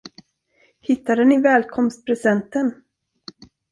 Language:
Swedish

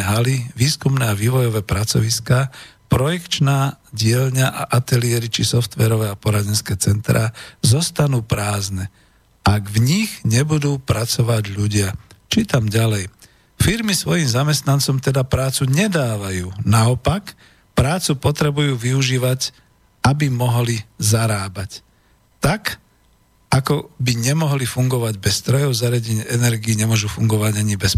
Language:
Slovak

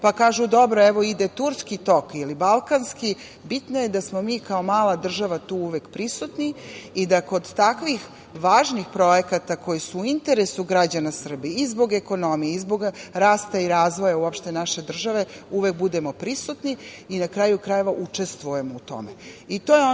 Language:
Serbian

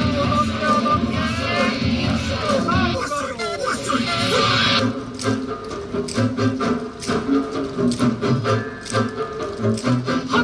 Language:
Japanese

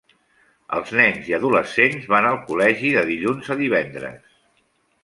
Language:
Catalan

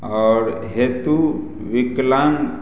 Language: Maithili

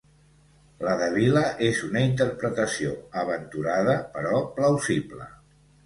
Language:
Catalan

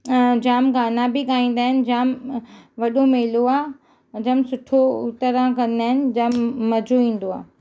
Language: Sindhi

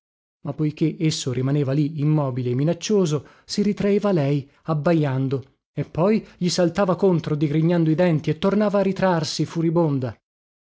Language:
Italian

